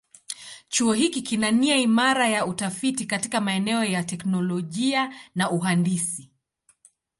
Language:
Swahili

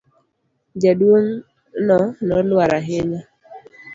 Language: Luo (Kenya and Tanzania)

